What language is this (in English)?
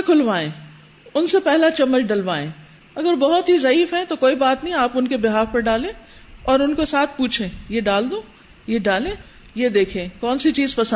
Urdu